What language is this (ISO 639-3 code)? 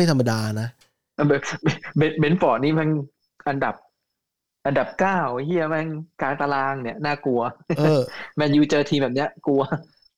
tha